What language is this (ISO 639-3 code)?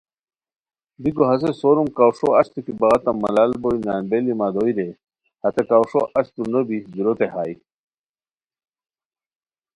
khw